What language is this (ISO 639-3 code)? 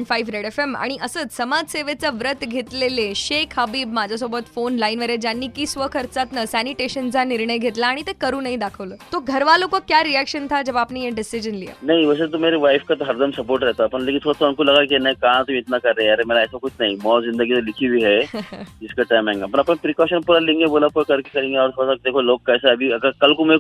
mar